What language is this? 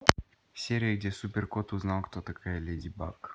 Russian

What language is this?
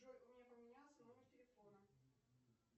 Russian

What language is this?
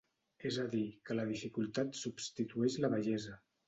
Catalan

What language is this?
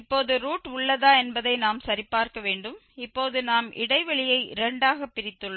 Tamil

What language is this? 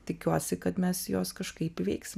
Lithuanian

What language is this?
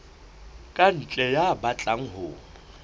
Southern Sotho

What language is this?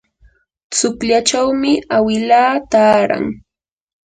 Yanahuanca Pasco Quechua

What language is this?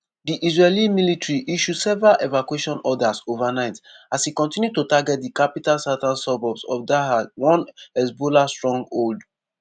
Nigerian Pidgin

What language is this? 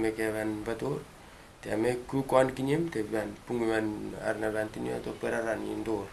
Russian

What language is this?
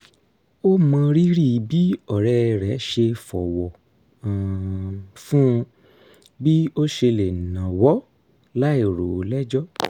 Yoruba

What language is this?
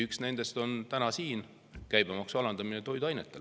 Estonian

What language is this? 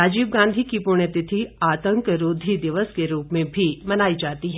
Hindi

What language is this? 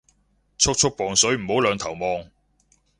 Cantonese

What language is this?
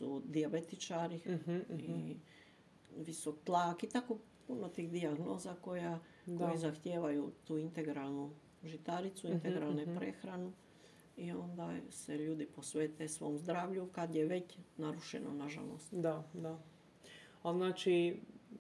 Croatian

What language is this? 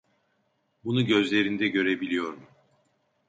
Turkish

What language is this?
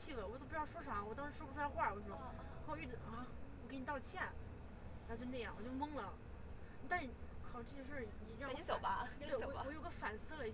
Chinese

